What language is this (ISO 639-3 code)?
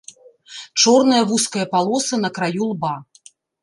bel